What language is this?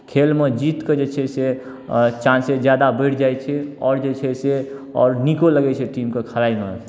Maithili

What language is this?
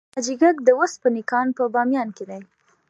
Pashto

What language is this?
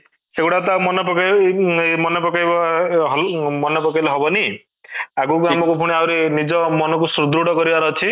Odia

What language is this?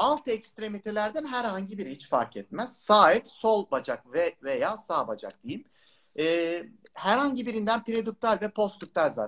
Turkish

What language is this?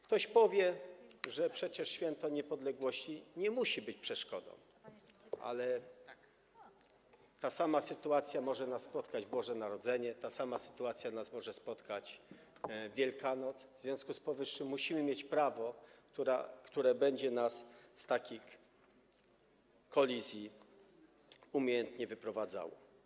Polish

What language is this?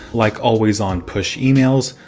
English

